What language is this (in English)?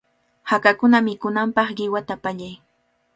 Cajatambo North Lima Quechua